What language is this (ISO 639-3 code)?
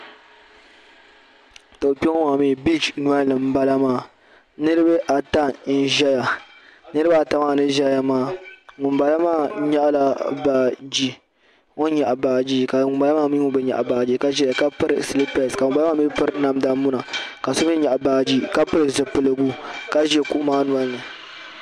dag